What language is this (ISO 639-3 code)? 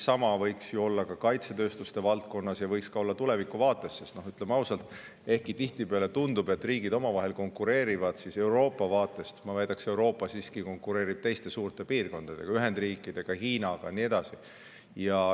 est